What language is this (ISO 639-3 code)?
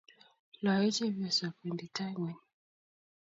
kln